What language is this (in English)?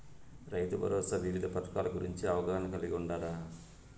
Telugu